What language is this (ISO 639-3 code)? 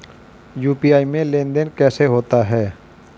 hin